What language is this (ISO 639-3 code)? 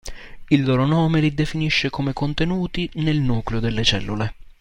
ita